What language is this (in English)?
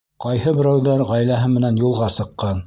Bashkir